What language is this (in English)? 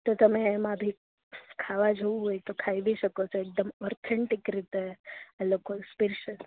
Gujarati